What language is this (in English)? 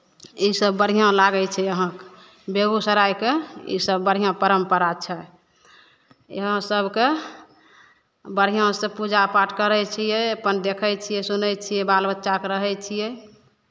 Maithili